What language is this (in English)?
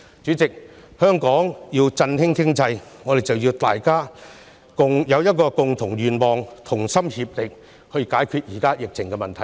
Cantonese